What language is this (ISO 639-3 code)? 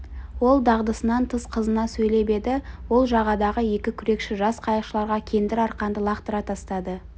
kaz